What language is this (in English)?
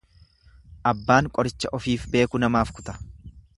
Oromo